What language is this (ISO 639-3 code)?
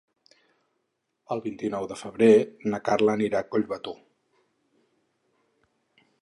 cat